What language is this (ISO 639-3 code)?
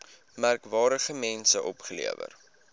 afr